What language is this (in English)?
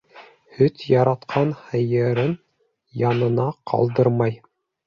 Bashkir